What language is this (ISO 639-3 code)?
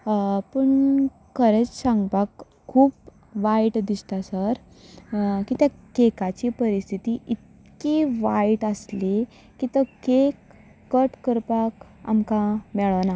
kok